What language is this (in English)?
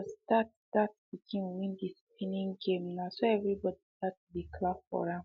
Nigerian Pidgin